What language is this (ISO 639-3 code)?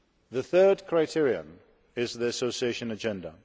eng